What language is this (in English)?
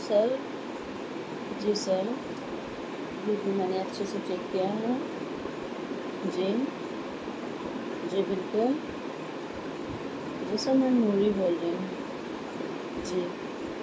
Urdu